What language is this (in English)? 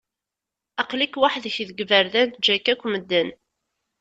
Kabyle